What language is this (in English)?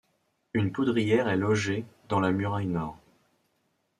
French